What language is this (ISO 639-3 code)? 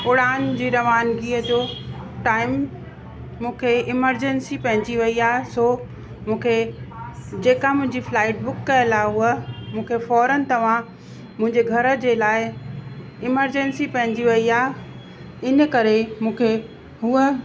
snd